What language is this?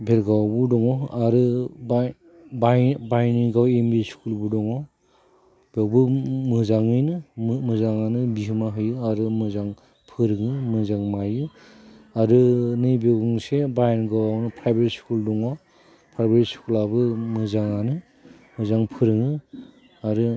Bodo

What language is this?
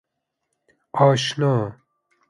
Persian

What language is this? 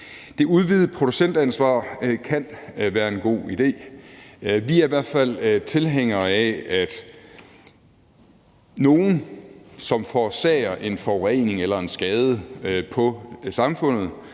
Danish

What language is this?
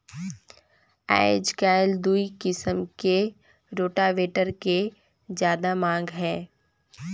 Chhattisgarhi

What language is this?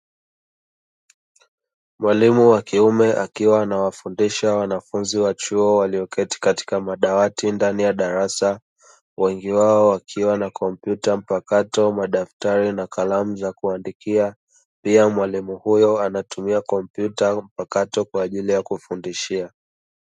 Swahili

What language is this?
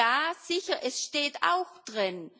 German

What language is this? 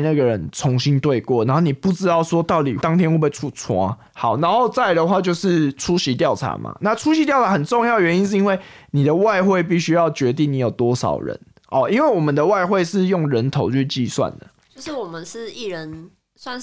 Chinese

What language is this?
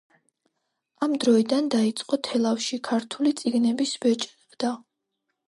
Georgian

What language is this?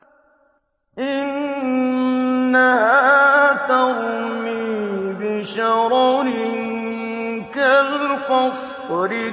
Arabic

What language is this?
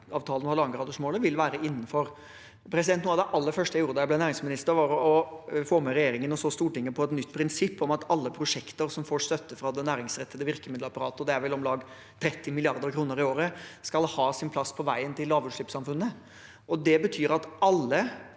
Norwegian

